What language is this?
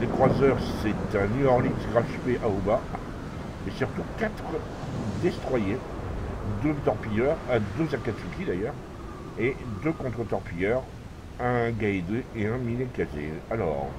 French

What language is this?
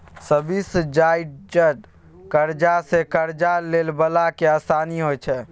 Maithili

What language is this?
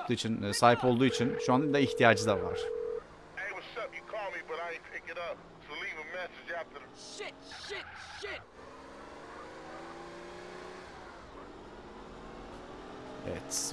Turkish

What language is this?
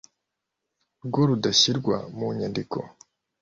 Kinyarwanda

